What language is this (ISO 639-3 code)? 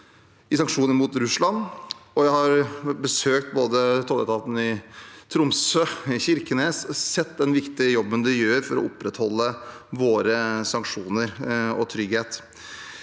nor